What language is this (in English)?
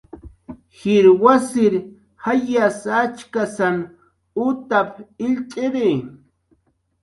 Jaqaru